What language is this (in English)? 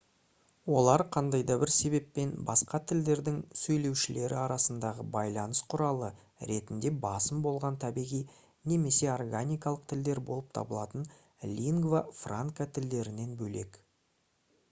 Kazakh